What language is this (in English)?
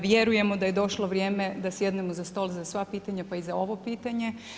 Croatian